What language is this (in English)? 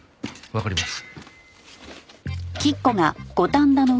Japanese